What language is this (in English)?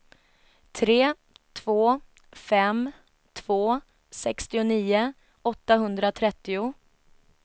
Swedish